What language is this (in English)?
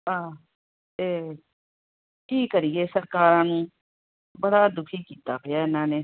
Punjabi